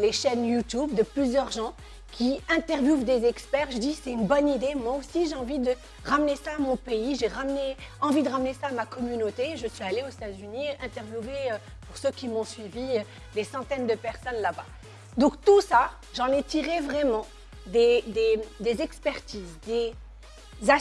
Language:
French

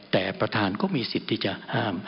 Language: Thai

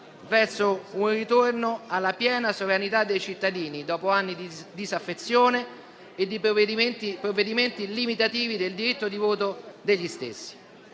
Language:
Italian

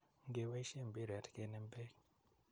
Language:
Kalenjin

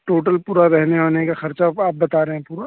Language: Urdu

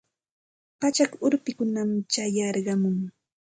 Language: Santa Ana de Tusi Pasco Quechua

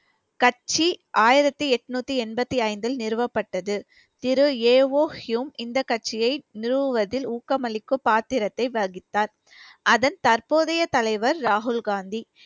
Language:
Tamil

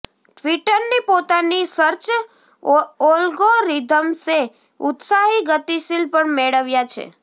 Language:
Gujarati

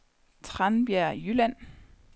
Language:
Danish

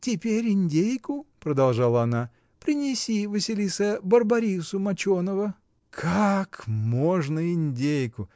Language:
Russian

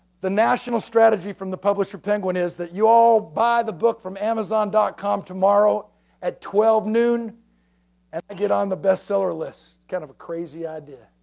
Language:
English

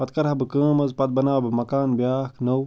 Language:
Kashmiri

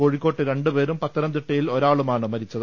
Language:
Malayalam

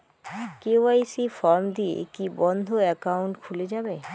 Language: Bangla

